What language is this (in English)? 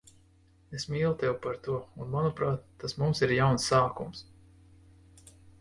Latvian